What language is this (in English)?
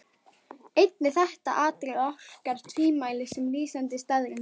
Icelandic